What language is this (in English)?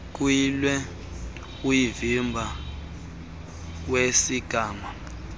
Xhosa